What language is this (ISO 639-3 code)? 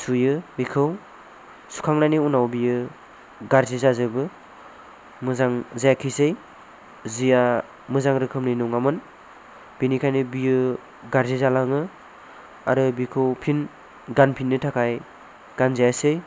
brx